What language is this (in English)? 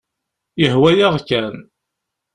Kabyle